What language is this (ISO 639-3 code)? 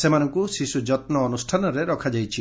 ori